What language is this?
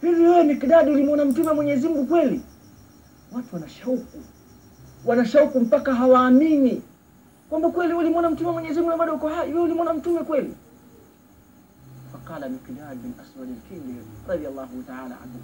Swahili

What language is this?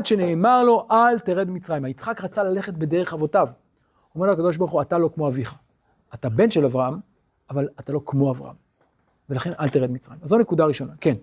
Hebrew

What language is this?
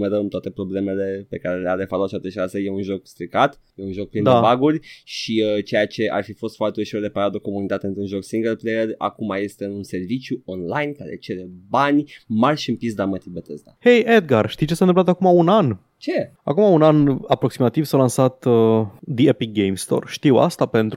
Romanian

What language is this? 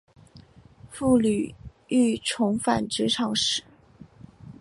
Chinese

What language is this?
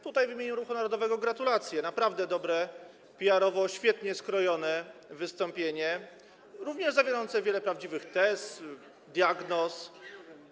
Polish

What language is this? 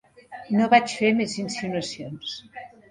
Catalan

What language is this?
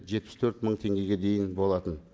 Kazakh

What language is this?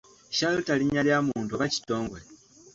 Ganda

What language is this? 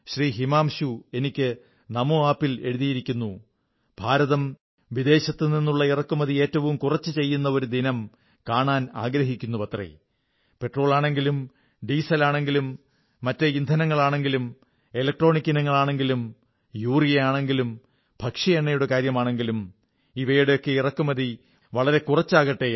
Malayalam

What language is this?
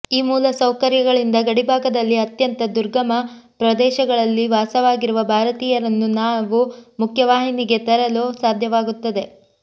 Kannada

